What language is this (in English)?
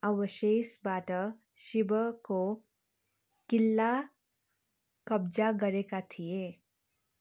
Nepali